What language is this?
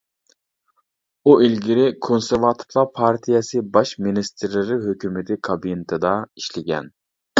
Uyghur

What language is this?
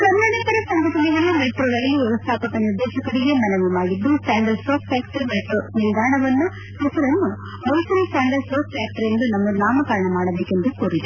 Kannada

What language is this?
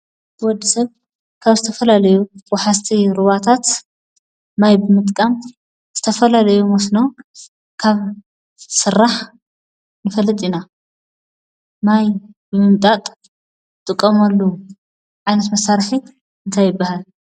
Tigrinya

